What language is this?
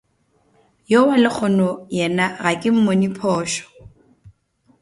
Northern Sotho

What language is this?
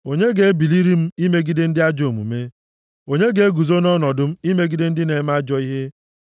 Igbo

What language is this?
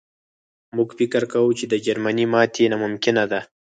Pashto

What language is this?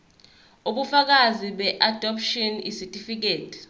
Zulu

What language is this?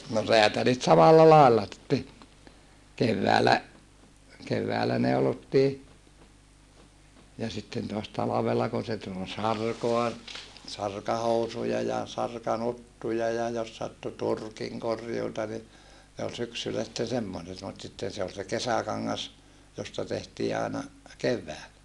Finnish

